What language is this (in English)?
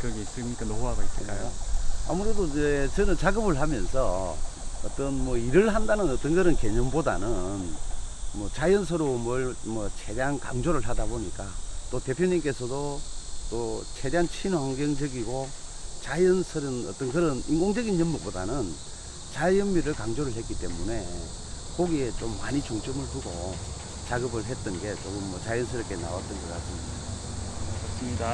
Korean